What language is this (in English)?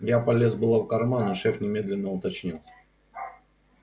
Russian